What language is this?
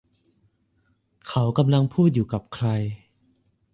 Thai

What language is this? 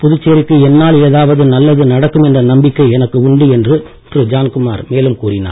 Tamil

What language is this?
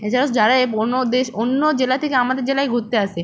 Bangla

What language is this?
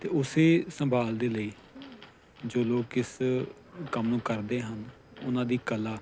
Punjabi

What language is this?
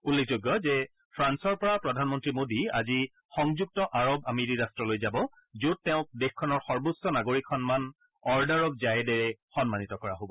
Assamese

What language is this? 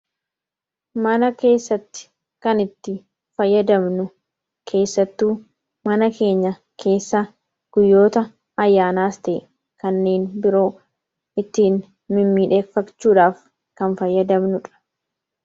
Oromo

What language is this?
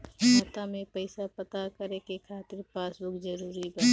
Bhojpuri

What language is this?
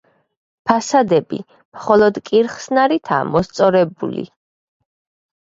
Georgian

